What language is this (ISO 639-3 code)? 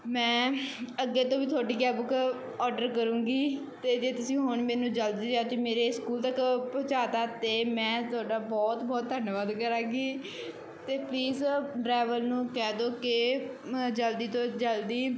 pan